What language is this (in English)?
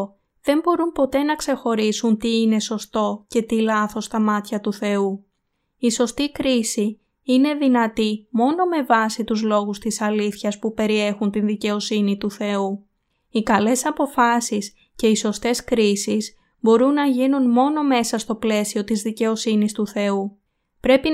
Greek